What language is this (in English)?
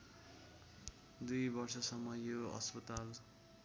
Nepali